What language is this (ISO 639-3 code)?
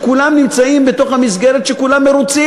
heb